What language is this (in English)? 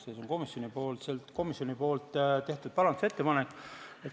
Estonian